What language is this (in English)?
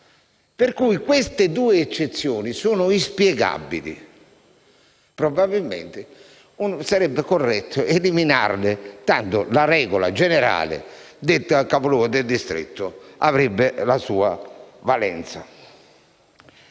Italian